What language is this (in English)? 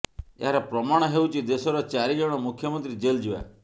Odia